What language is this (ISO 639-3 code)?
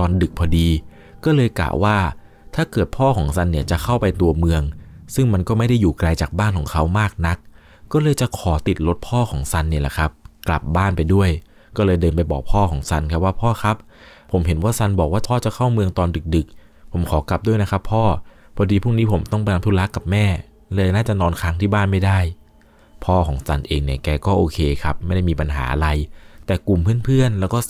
tha